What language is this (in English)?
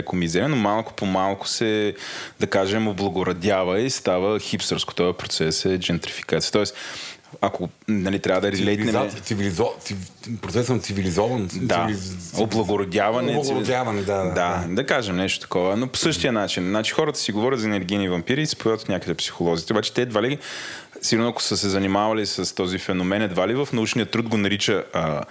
Bulgarian